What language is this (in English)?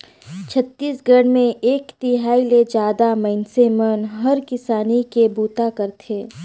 Chhattisgarhi